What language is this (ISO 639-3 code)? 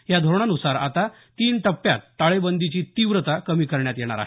mar